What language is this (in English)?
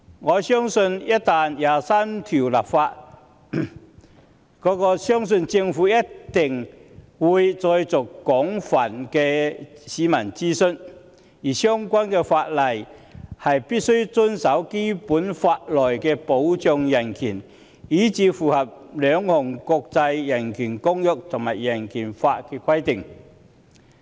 Cantonese